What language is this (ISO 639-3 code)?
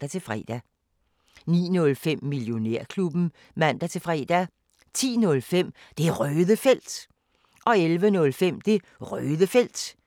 dan